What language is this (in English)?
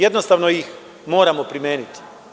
Serbian